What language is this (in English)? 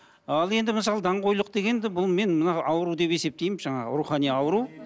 Kazakh